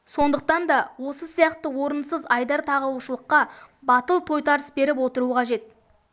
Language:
Kazakh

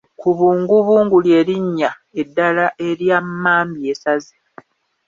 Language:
Ganda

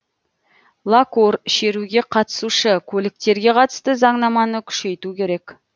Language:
Kazakh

